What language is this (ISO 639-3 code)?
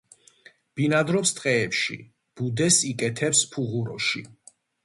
kat